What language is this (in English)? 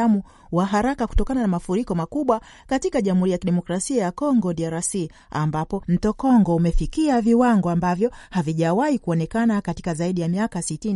Swahili